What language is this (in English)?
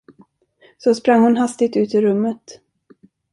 Swedish